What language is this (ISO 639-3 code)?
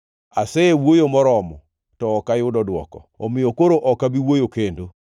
luo